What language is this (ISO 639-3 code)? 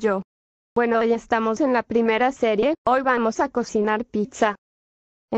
spa